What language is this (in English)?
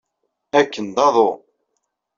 Kabyle